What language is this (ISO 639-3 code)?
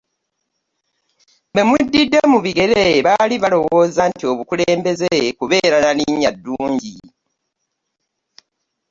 lug